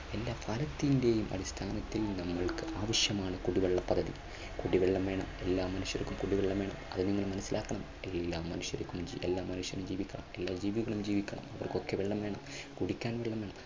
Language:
Malayalam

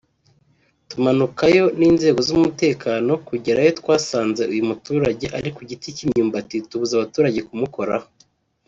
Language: Kinyarwanda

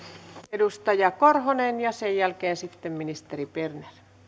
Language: Finnish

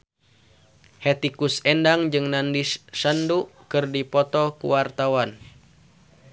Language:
Sundanese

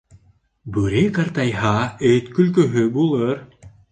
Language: Bashkir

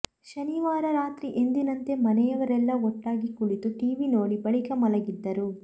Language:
Kannada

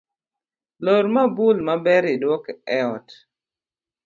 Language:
Luo (Kenya and Tanzania)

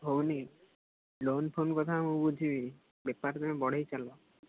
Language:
Odia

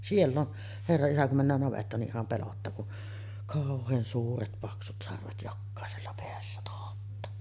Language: Finnish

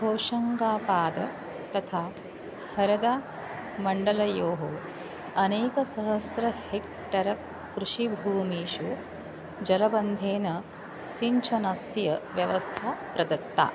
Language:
Sanskrit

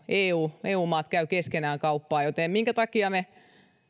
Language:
Finnish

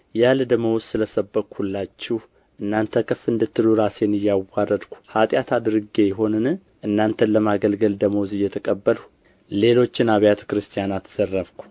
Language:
Amharic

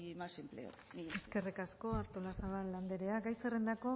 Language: Basque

